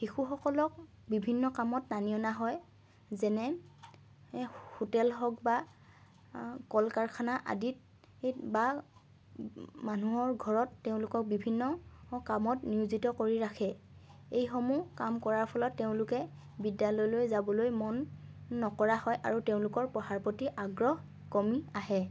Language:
Assamese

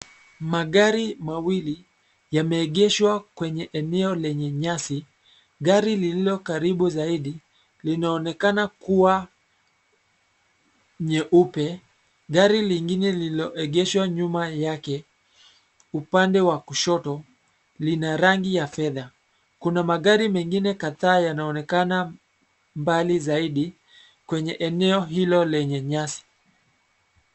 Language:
Swahili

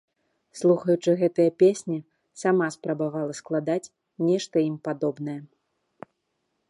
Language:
Belarusian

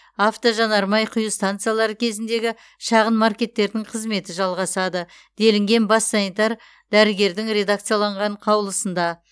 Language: Kazakh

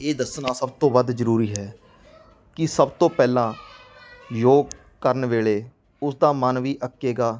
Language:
Punjabi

